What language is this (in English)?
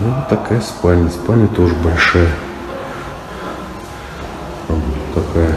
Russian